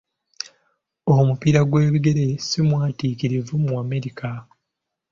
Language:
Ganda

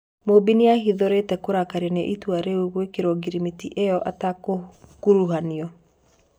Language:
Kikuyu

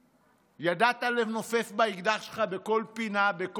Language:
Hebrew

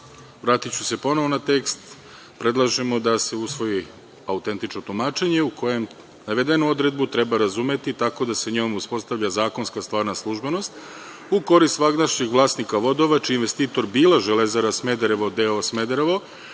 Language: Serbian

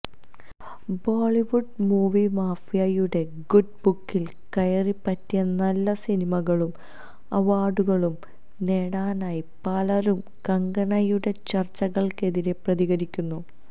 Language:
Malayalam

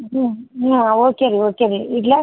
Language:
Kannada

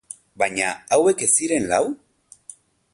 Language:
Basque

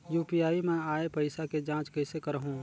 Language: Chhattisgarhi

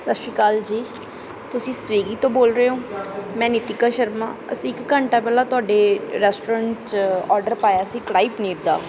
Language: Punjabi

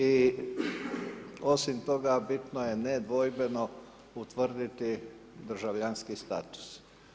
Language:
Croatian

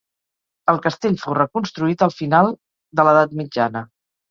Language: Catalan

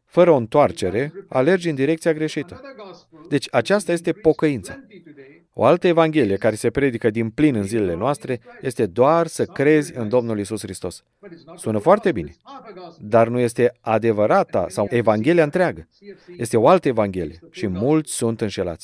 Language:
Romanian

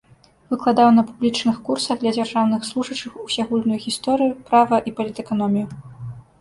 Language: Belarusian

